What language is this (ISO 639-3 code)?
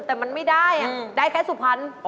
tha